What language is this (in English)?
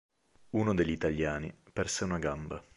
Italian